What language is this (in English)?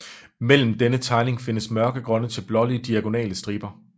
Danish